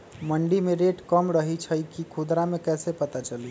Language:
Magahi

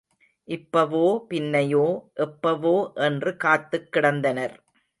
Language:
Tamil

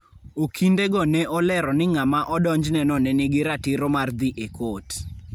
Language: Luo (Kenya and Tanzania)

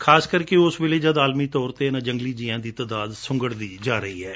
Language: Punjabi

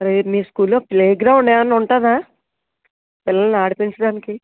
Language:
Telugu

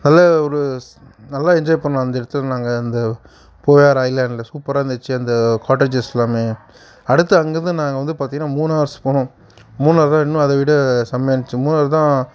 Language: Tamil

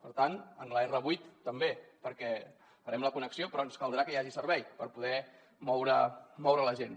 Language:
Catalan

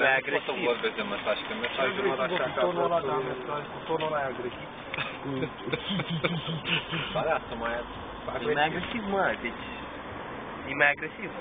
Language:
Romanian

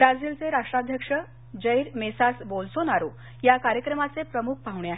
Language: Marathi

